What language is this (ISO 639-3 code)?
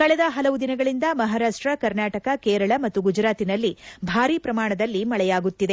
kan